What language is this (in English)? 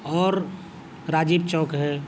Urdu